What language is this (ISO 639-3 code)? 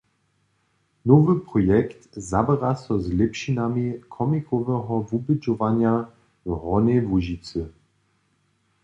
hsb